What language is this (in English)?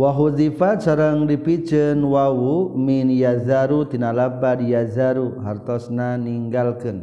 Indonesian